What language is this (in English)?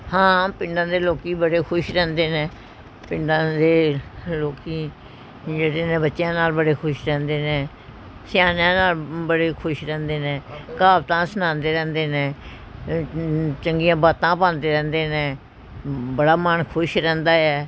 Punjabi